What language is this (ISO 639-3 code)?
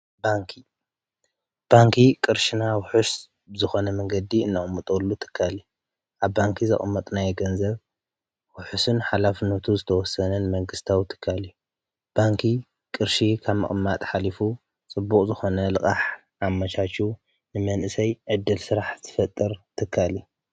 tir